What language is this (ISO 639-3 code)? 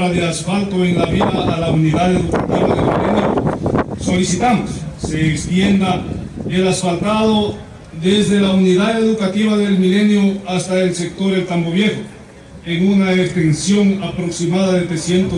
spa